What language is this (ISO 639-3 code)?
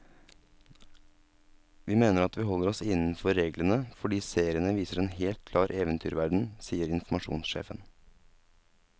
nor